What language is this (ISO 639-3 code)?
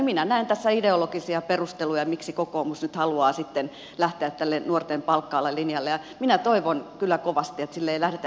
fin